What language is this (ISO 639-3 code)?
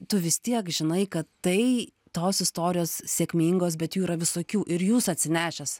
lit